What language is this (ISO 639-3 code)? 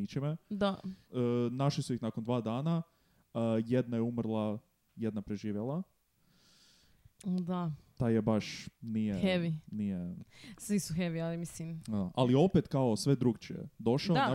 hrv